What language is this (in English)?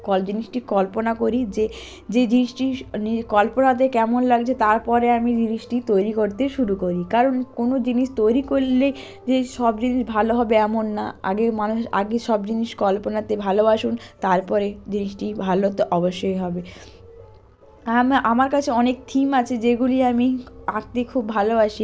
Bangla